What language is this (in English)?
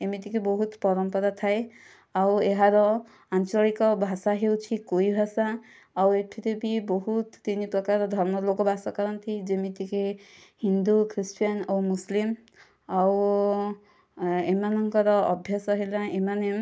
Odia